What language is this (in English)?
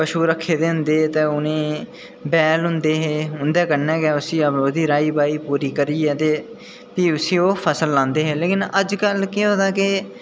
Dogri